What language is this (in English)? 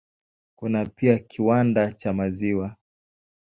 Swahili